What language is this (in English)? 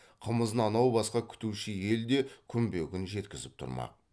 Kazakh